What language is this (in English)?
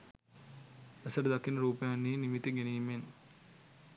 Sinhala